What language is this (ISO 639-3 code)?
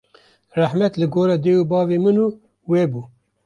kur